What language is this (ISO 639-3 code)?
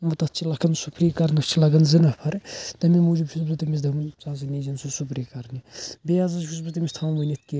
kas